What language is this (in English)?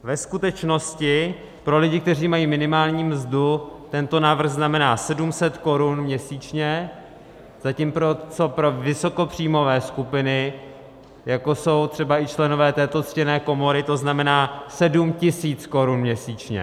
Czech